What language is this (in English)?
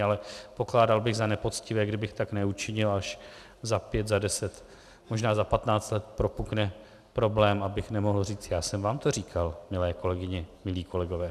Czech